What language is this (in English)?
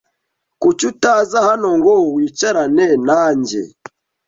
Kinyarwanda